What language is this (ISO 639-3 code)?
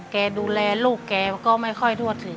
tha